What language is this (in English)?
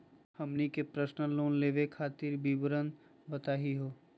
Magahi